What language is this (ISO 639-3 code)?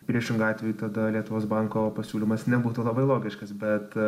lit